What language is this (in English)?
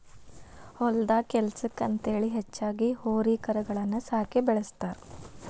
Kannada